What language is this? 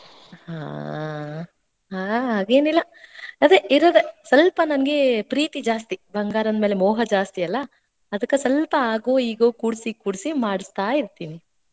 Kannada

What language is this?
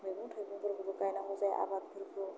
Bodo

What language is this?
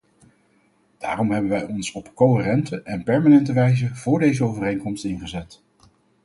Dutch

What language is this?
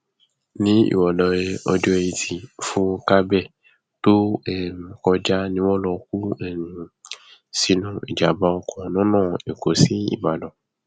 Yoruba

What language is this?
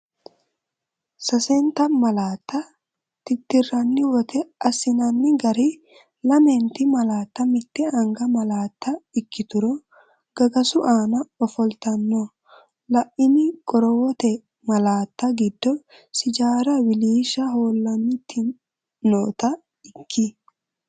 Sidamo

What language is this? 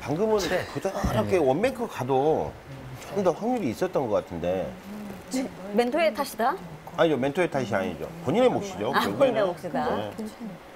Korean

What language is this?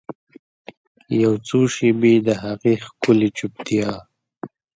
Pashto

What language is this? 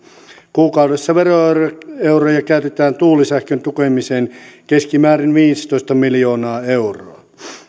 Finnish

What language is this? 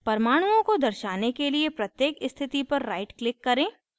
Hindi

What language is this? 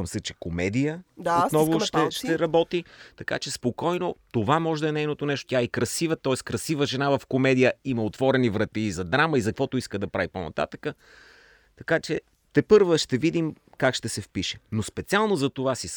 Bulgarian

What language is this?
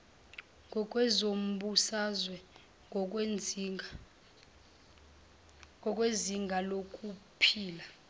Zulu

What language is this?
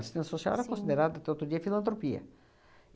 Portuguese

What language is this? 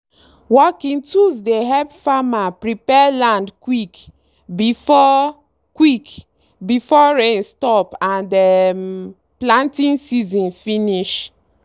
Nigerian Pidgin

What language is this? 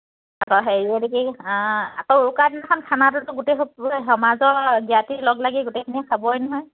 Assamese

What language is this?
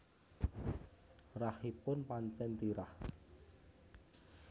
Javanese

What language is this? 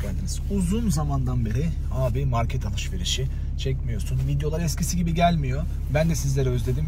Turkish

